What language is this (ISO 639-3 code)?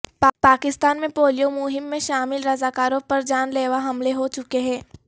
urd